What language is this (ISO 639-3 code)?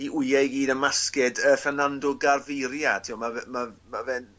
cym